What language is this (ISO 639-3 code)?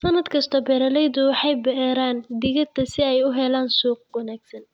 som